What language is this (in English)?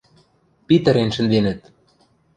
Western Mari